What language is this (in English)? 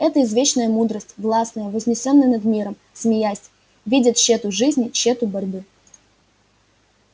Russian